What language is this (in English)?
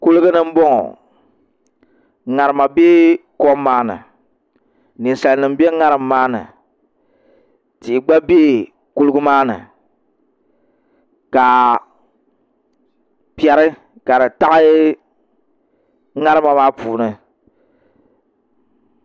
Dagbani